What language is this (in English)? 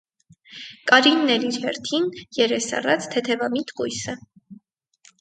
Armenian